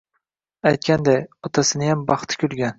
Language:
Uzbek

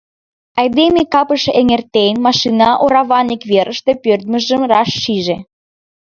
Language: Mari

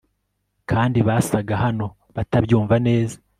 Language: Kinyarwanda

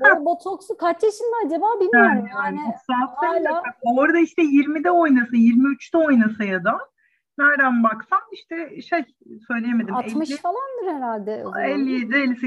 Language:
Turkish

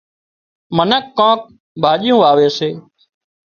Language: Wadiyara Koli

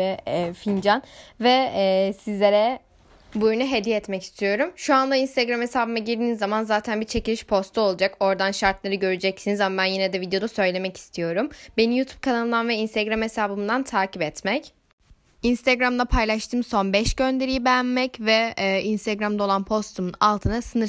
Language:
Turkish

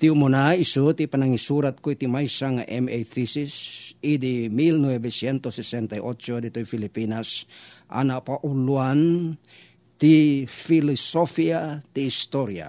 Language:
Filipino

